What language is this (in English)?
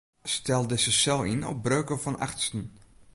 Western Frisian